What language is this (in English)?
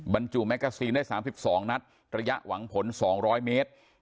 Thai